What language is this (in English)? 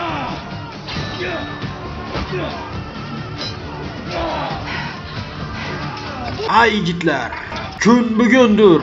Turkish